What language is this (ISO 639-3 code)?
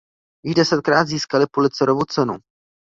ces